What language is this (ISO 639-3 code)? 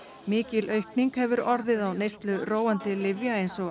isl